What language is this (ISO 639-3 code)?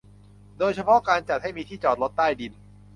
tha